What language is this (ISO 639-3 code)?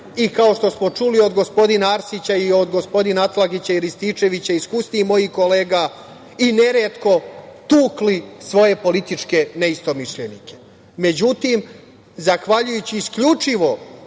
srp